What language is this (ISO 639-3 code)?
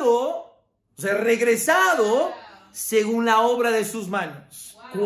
spa